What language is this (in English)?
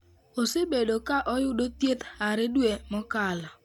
Luo (Kenya and Tanzania)